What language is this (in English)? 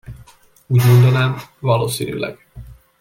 Hungarian